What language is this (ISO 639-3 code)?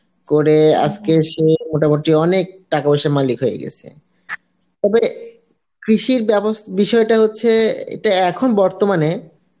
ben